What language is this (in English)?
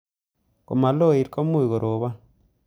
Kalenjin